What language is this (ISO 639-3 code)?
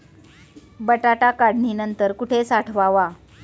mar